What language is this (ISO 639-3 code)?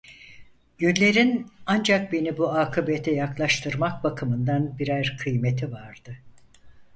tur